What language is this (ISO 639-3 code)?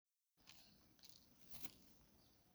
som